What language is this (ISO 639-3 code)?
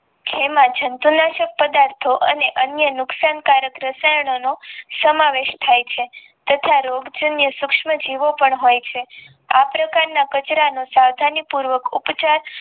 guj